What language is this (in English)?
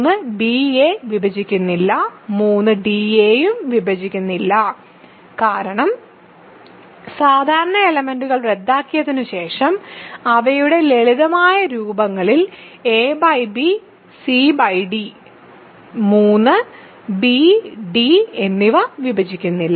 Malayalam